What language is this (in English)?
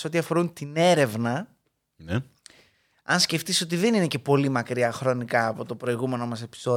Greek